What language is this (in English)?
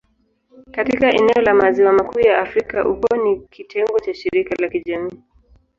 Swahili